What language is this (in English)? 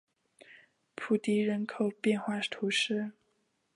Chinese